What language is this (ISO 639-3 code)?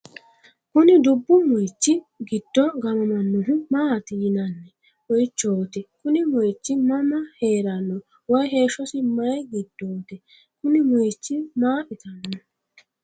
sid